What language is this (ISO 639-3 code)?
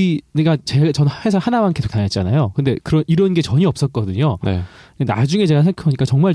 kor